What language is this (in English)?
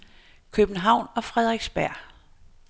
Danish